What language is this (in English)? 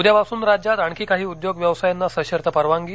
Marathi